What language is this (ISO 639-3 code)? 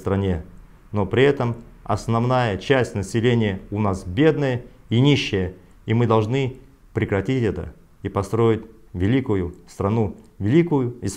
rus